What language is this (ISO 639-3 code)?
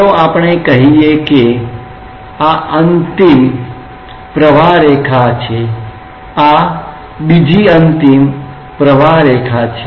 guj